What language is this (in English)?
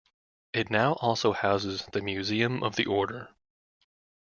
English